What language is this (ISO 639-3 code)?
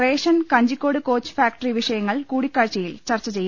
mal